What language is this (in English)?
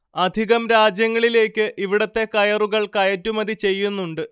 Malayalam